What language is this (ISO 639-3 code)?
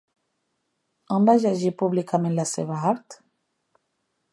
cat